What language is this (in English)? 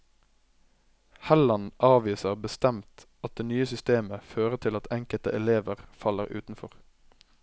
Norwegian